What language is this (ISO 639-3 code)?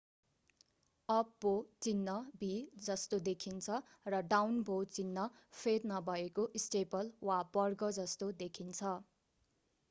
nep